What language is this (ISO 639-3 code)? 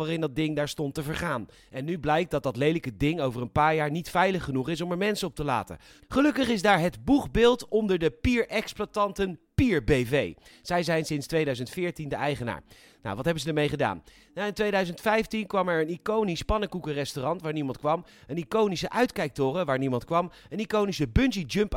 nld